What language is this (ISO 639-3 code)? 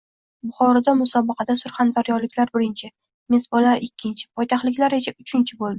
uzb